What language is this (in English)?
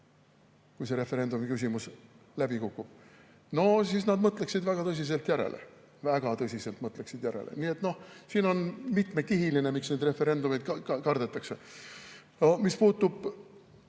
Estonian